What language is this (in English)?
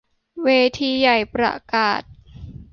Thai